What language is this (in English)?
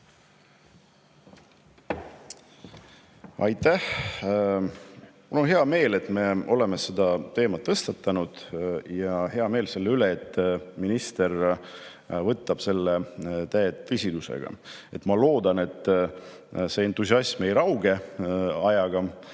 Estonian